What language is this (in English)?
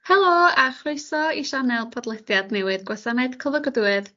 Welsh